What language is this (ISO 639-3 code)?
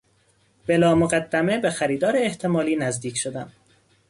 fas